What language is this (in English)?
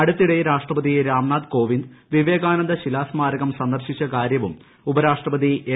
Malayalam